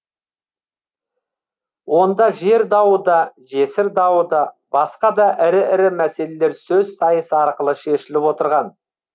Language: Kazakh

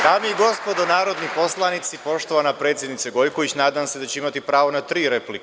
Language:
Serbian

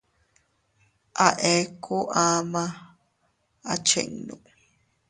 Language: Teutila Cuicatec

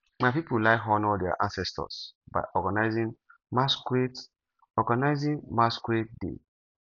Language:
Nigerian Pidgin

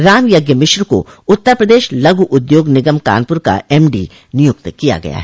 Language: Hindi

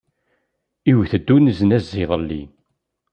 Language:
Kabyle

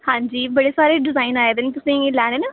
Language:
Dogri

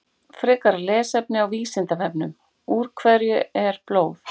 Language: Icelandic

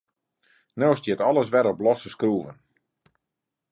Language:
Western Frisian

